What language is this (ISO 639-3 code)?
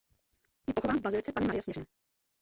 ces